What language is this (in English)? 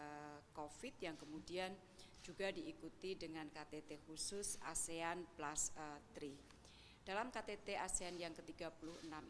Indonesian